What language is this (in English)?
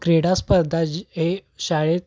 Marathi